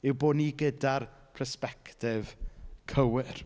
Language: Welsh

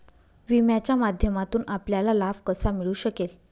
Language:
Marathi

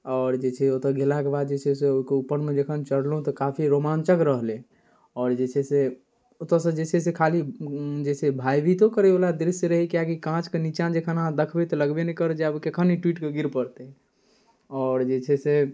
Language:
Maithili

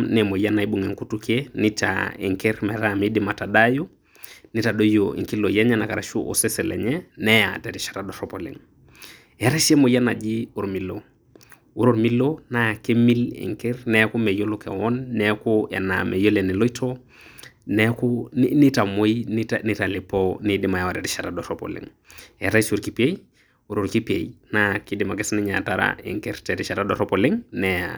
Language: Masai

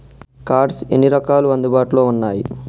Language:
Telugu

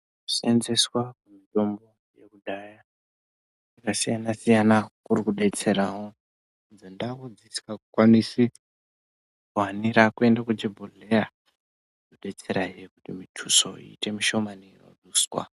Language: Ndau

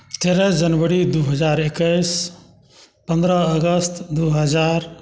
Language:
Maithili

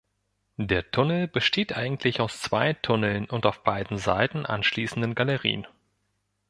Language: German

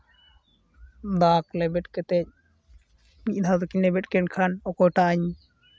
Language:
Santali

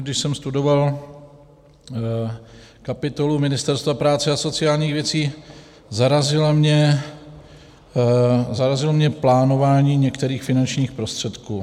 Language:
Czech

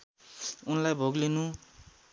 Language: Nepali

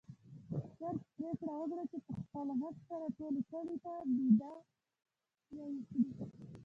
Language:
Pashto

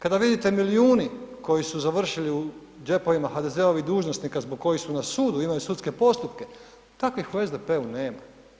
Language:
Croatian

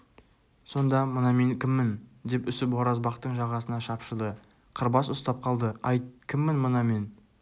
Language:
Kazakh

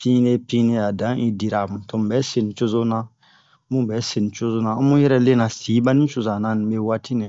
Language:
Bomu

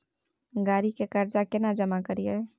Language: Maithili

